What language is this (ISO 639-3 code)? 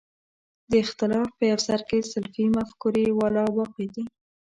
pus